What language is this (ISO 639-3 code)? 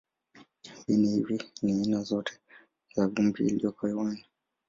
swa